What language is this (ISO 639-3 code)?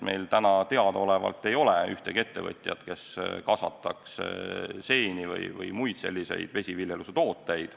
est